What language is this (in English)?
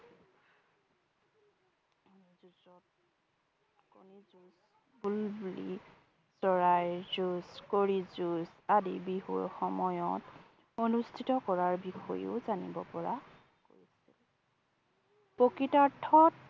Assamese